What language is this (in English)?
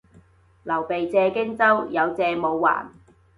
Cantonese